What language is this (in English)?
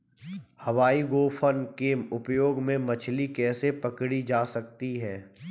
Hindi